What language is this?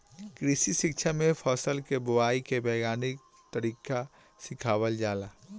Bhojpuri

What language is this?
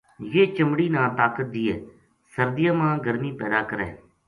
Gujari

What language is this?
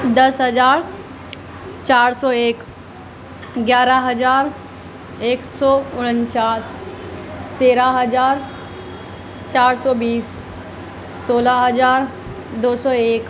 Urdu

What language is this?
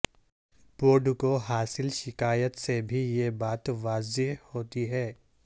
Urdu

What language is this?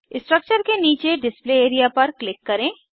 Hindi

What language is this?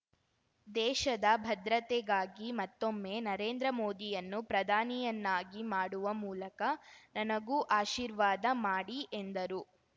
Kannada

